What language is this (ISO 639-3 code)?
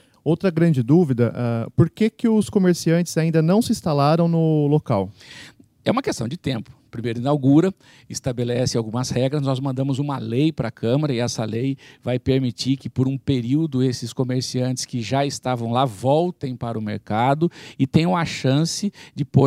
por